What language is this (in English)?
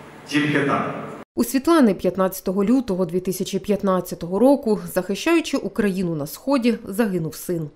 Ukrainian